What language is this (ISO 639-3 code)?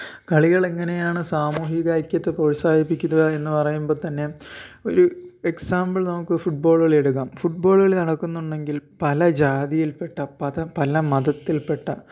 mal